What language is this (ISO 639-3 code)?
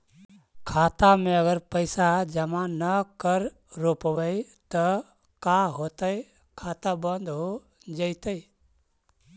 mag